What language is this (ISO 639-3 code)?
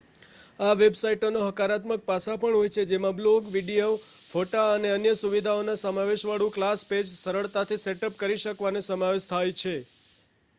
guj